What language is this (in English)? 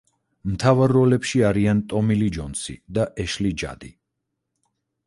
Georgian